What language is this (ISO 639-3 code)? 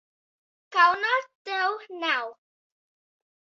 lav